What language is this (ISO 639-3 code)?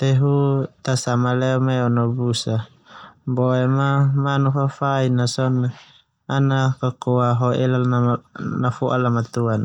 twu